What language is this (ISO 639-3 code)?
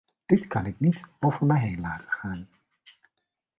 nld